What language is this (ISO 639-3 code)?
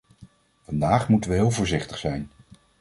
nld